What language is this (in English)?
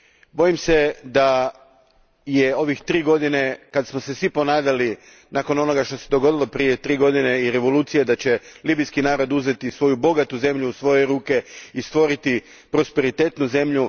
Croatian